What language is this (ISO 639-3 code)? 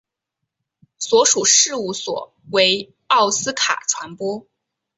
zho